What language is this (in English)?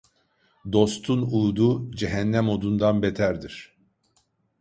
Turkish